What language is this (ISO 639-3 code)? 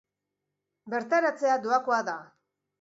eus